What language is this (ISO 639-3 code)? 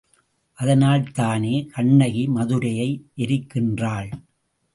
tam